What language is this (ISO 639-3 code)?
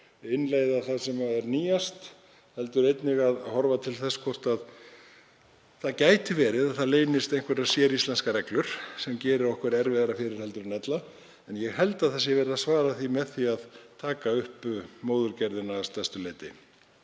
isl